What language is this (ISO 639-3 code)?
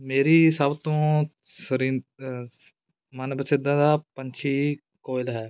pan